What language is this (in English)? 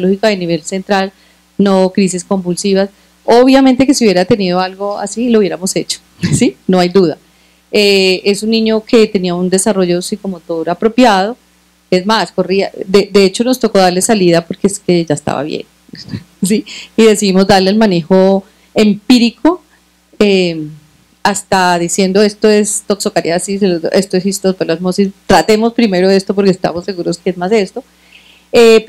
Spanish